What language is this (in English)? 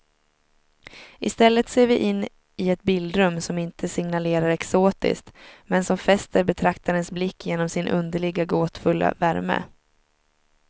Swedish